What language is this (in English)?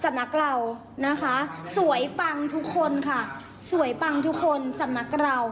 Thai